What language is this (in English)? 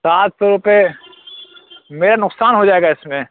Urdu